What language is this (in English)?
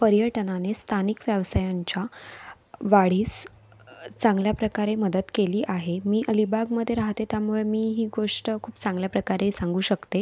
Marathi